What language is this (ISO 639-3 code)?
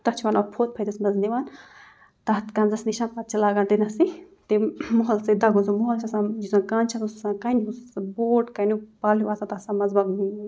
kas